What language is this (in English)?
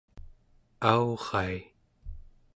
Central Yupik